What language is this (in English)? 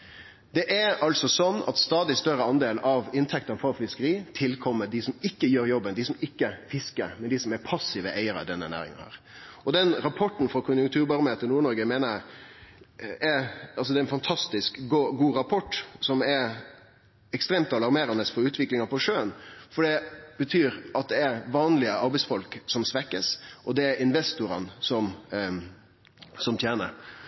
Norwegian Nynorsk